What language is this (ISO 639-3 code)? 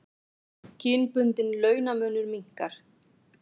isl